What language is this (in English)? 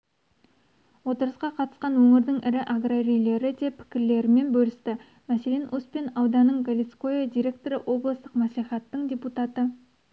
Kazakh